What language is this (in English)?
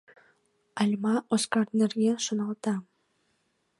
Mari